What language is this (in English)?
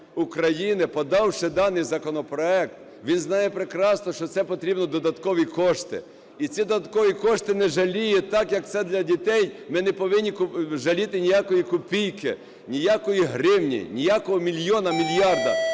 Ukrainian